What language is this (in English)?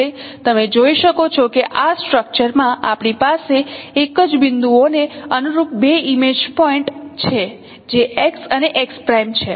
Gujarati